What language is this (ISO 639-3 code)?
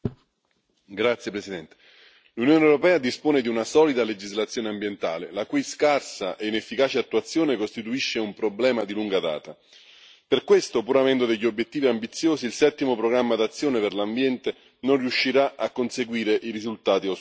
ita